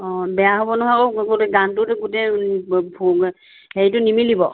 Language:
Assamese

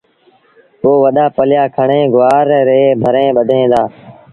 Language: Sindhi Bhil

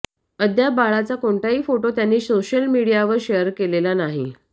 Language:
Marathi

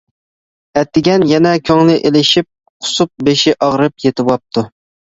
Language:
Uyghur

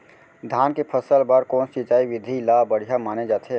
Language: Chhattisgarhi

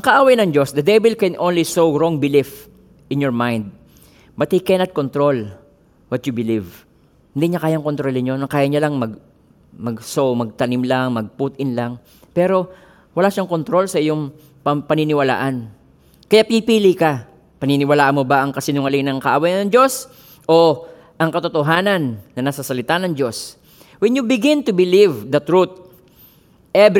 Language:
Filipino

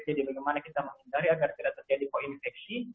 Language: Indonesian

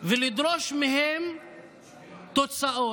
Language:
Hebrew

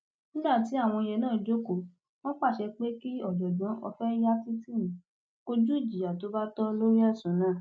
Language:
Yoruba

